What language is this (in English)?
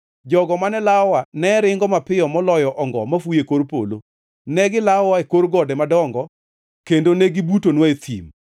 Luo (Kenya and Tanzania)